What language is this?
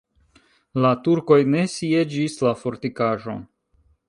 Esperanto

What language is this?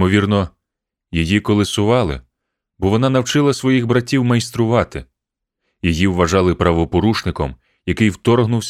Ukrainian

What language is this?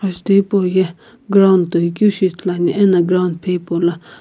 Sumi Naga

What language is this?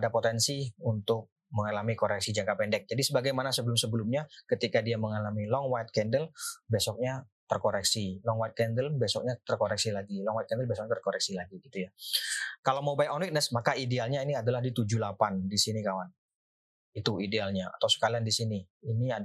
Indonesian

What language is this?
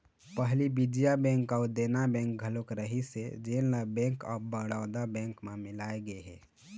Chhattisgarhi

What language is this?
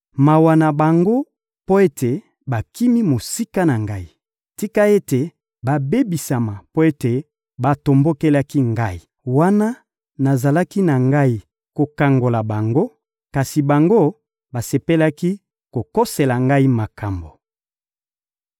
Lingala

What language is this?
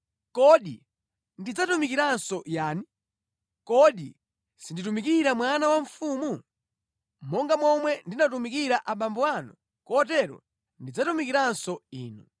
Nyanja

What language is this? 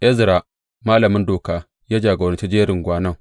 Hausa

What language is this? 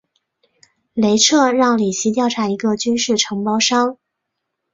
Chinese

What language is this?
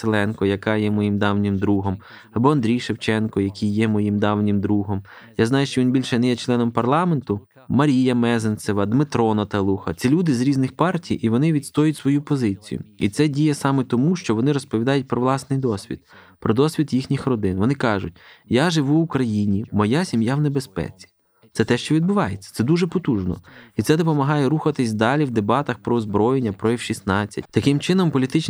Ukrainian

